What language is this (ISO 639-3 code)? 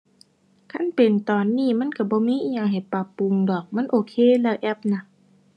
tha